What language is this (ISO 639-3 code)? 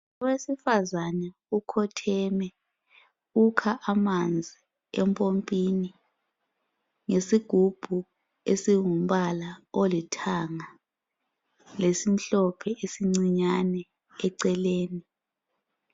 nde